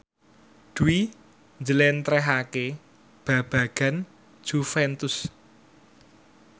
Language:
Javanese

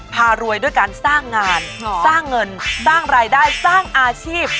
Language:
Thai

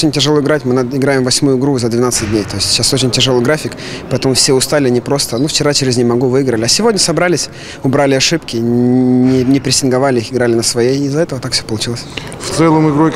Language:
Russian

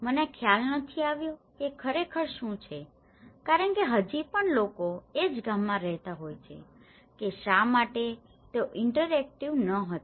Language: Gujarati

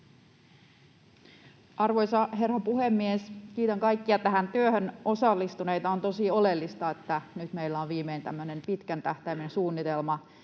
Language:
Finnish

